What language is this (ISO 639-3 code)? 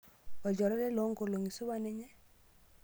mas